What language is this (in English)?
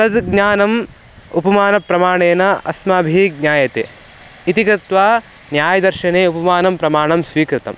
Sanskrit